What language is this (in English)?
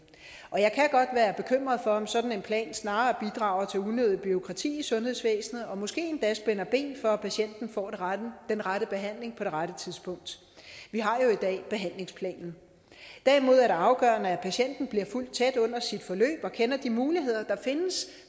Danish